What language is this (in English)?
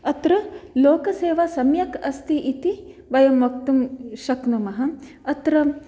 Sanskrit